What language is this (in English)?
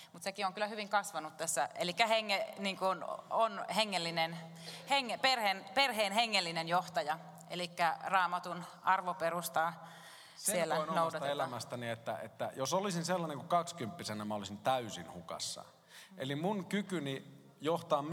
Finnish